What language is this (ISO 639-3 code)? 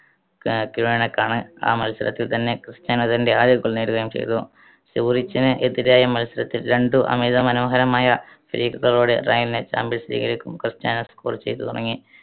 mal